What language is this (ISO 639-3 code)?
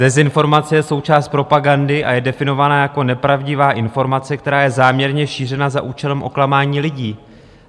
ces